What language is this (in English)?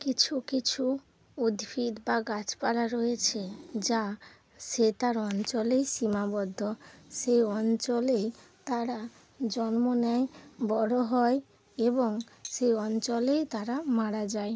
Bangla